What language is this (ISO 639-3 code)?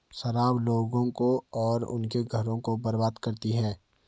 hin